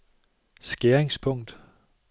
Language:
Danish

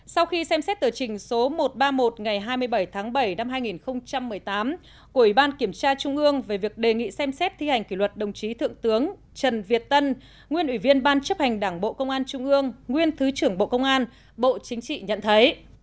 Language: Vietnamese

